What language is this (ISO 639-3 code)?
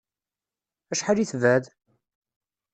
kab